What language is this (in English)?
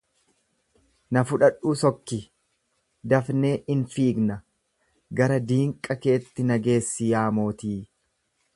Oromo